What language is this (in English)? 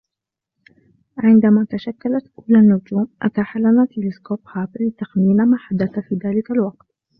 Arabic